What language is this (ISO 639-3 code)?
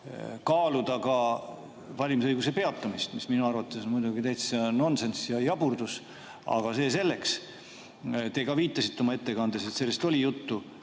est